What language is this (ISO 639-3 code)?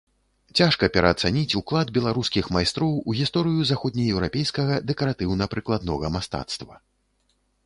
bel